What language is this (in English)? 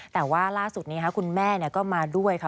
Thai